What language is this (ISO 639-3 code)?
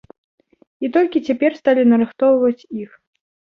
bel